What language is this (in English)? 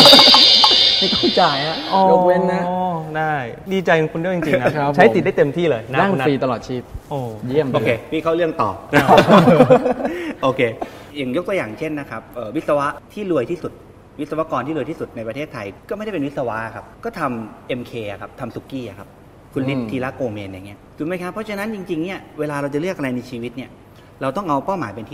Thai